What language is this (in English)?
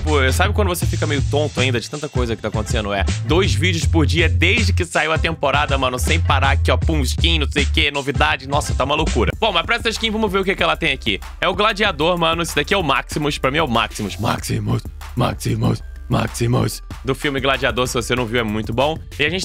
Portuguese